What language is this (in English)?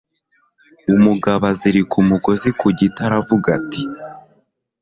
Kinyarwanda